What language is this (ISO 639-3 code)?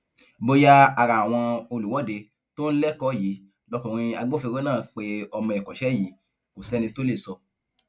yor